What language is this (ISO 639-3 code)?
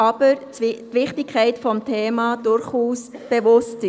gsw